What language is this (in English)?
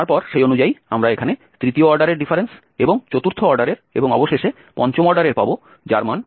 Bangla